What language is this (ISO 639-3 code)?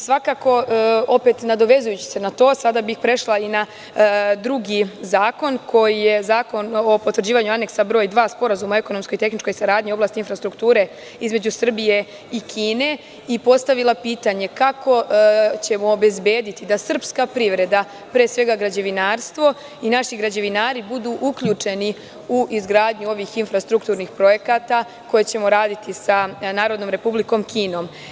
srp